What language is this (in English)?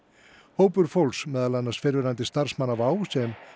Icelandic